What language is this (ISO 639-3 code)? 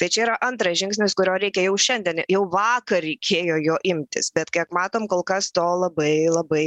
lit